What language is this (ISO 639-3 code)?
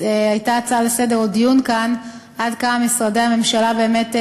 heb